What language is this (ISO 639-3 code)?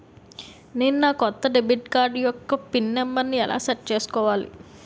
tel